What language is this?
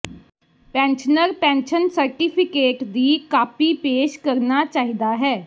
Punjabi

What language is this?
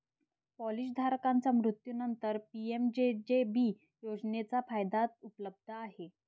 Marathi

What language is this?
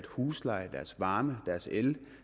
Danish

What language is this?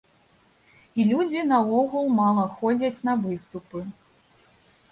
Belarusian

